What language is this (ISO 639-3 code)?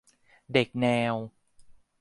tha